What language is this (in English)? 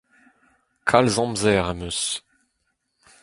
Breton